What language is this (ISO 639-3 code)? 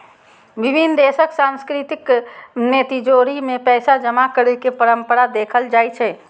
mai